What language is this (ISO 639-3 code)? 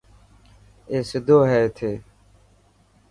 mki